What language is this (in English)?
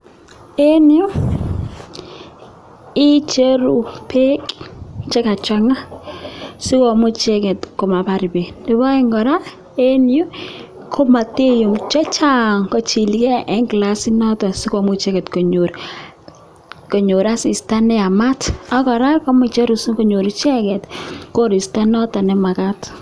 Kalenjin